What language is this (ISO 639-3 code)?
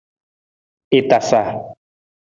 nmz